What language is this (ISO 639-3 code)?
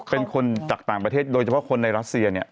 tha